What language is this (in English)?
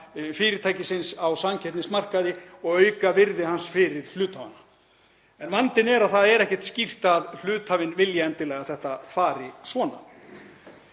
Icelandic